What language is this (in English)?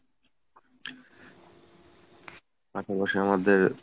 Bangla